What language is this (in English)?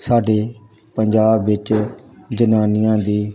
Punjabi